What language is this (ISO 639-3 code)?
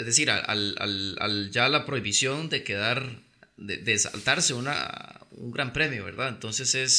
spa